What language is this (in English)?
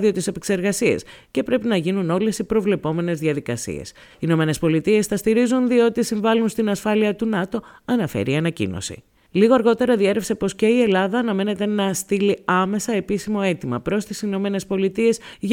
Greek